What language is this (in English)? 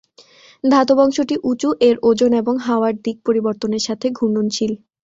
Bangla